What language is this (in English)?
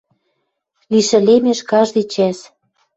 Western Mari